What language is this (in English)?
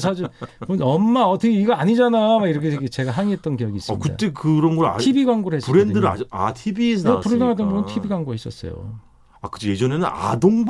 Korean